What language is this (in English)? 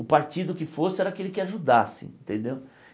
Portuguese